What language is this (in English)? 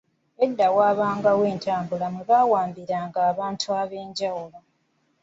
Ganda